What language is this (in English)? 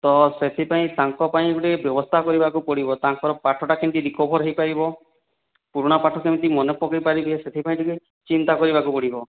Odia